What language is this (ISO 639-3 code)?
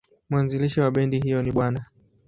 swa